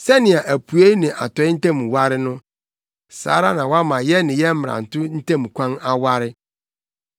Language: Akan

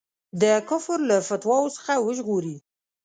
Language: Pashto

